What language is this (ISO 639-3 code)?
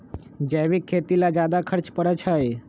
mag